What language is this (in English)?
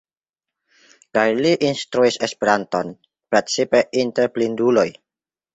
Esperanto